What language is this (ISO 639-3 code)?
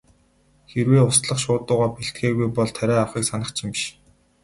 mon